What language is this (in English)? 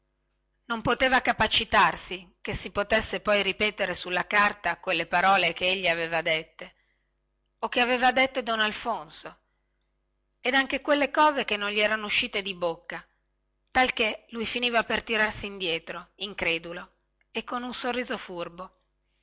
Italian